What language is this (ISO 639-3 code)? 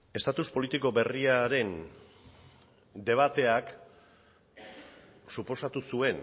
eus